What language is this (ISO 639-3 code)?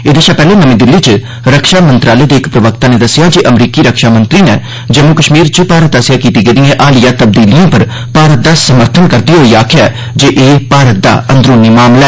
doi